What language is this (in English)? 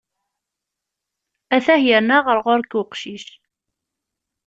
Kabyle